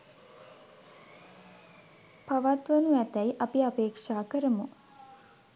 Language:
Sinhala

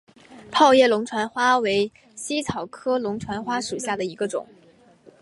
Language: Chinese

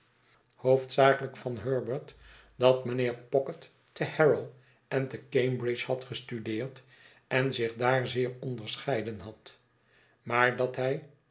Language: Dutch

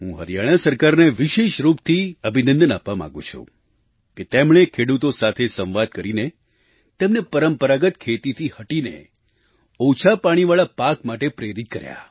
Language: Gujarati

